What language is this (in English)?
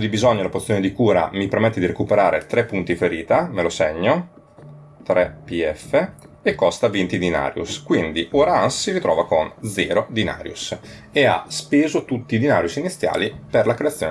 Italian